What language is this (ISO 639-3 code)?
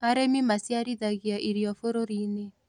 kik